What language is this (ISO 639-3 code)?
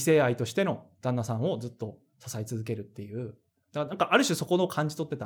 jpn